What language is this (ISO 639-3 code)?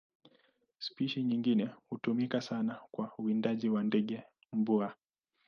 swa